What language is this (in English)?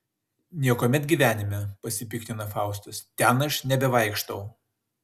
Lithuanian